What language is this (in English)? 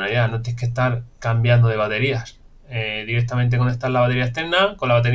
Spanish